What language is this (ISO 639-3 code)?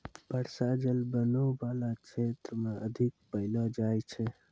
mai